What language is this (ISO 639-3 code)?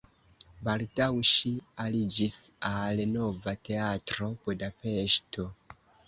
epo